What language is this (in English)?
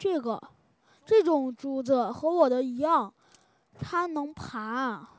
Chinese